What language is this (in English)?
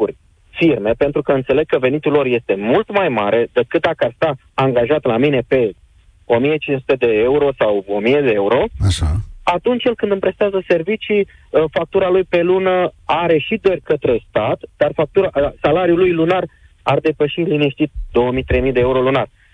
Romanian